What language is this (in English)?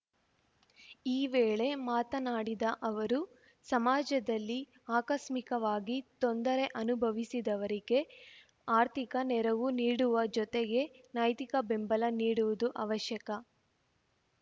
Kannada